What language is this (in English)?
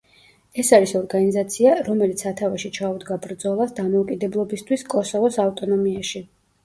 Georgian